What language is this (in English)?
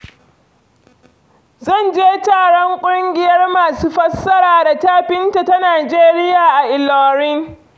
Hausa